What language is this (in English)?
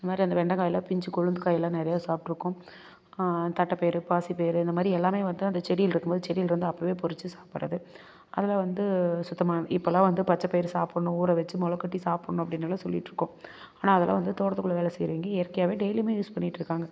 Tamil